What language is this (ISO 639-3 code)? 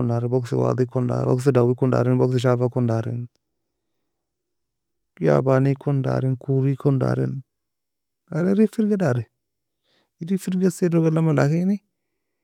fia